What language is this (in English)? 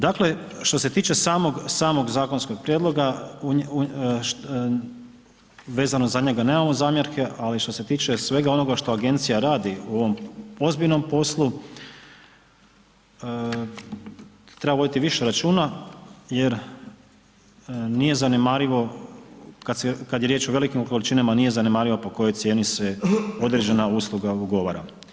Croatian